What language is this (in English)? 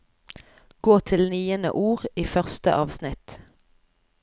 Norwegian